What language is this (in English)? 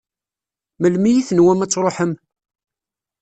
Kabyle